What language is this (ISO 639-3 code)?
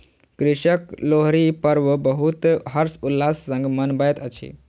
mai